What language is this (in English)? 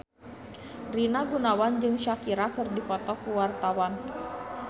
Sundanese